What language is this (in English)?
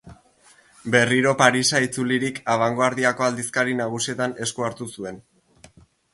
Basque